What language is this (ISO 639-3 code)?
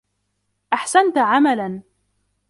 ara